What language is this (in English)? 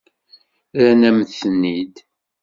Kabyle